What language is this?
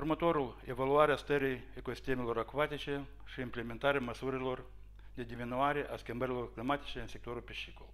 Romanian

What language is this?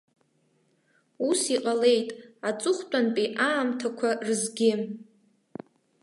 Abkhazian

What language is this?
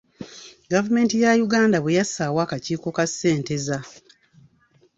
Ganda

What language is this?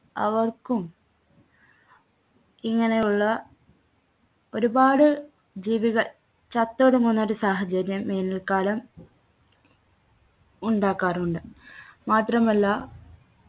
Malayalam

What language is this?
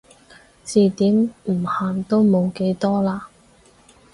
Cantonese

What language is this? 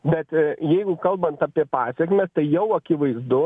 Lithuanian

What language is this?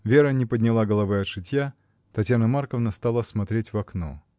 Russian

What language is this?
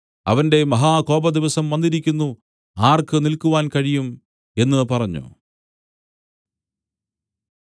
Malayalam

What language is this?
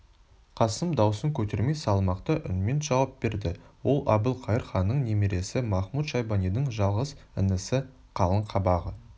Kazakh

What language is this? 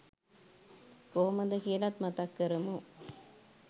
Sinhala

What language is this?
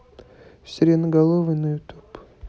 Russian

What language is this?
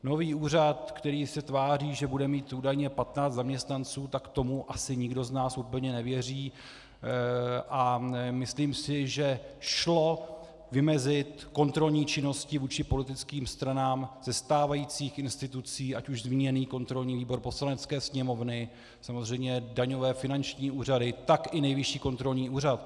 Czech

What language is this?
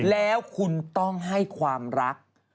Thai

